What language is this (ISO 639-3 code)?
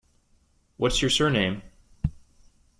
eng